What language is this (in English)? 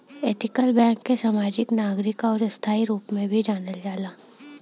Bhojpuri